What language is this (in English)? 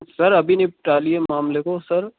Urdu